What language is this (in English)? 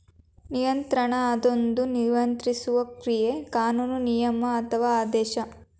Kannada